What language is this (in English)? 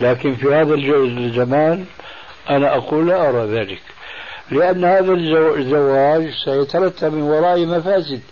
Arabic